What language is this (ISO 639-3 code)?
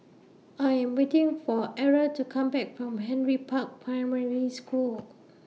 eng